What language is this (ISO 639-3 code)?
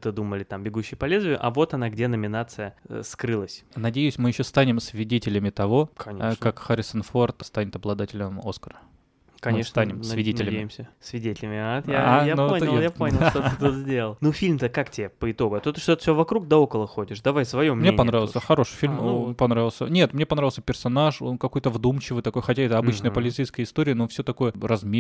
rus